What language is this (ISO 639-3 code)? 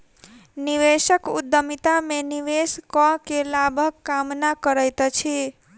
mai